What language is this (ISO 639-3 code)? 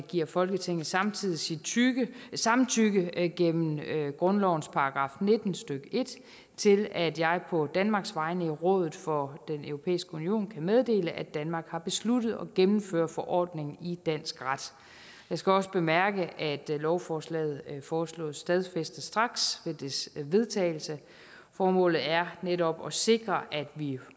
dan